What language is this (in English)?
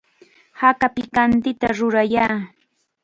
Chiquián Ancash Quechua